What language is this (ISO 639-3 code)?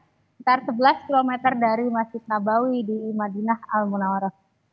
ind